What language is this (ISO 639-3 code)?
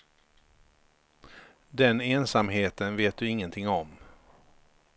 swe